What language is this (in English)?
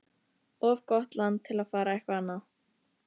Icelandic